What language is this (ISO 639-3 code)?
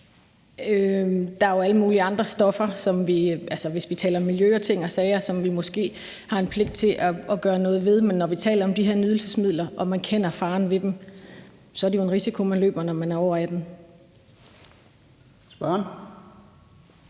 dan